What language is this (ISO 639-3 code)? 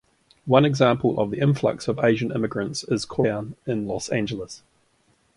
eng